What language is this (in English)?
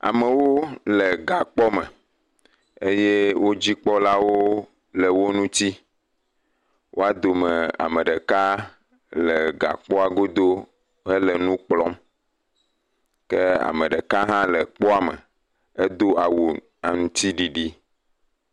Ewe